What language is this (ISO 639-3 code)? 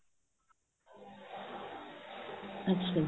pan